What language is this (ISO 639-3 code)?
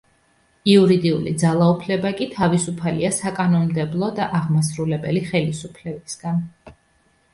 kat